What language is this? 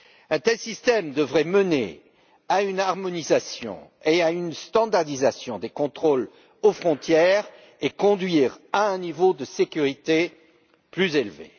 French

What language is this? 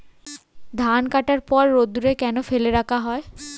Bangla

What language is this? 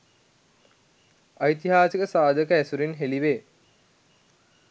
Sinhala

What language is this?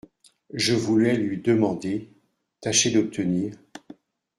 French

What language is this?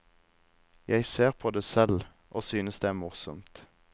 Norwegian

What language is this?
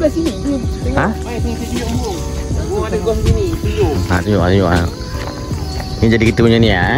Malay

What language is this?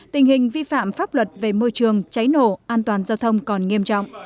Vietnamese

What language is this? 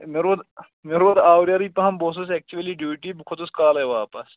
Kashmiri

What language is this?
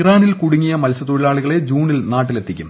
Malayalam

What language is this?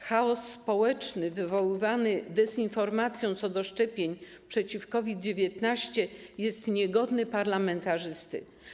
Polish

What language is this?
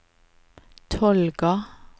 Norwegian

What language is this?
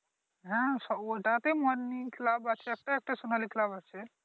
Bangla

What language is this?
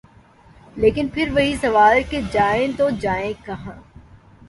Urdu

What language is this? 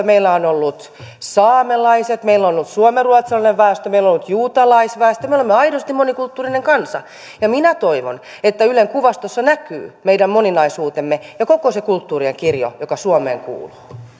Finnish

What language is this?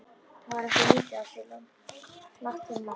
Icelandic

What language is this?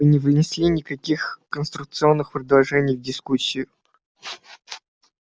Russian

